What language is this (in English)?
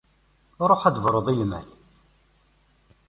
Kabyle